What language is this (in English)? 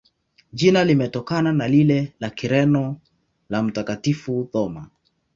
Swahili